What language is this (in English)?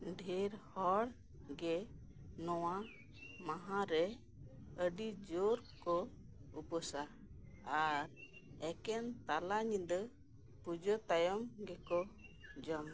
Santali